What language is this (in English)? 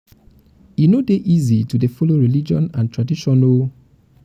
Nigerian Pidgin